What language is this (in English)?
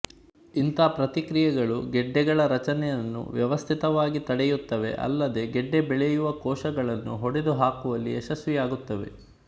Kannada